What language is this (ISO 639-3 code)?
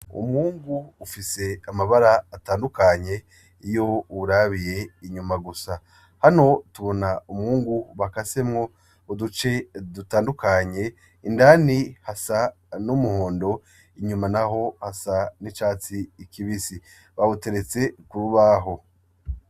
run